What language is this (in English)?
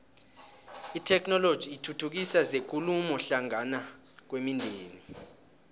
South Ndebele